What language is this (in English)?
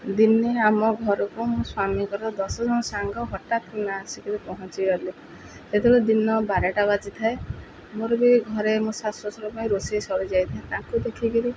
Odia